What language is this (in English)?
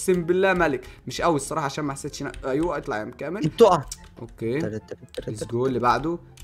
Arabic